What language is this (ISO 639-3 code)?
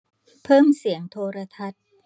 tha